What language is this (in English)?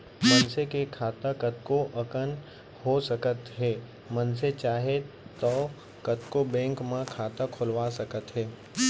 Chhattisgarhi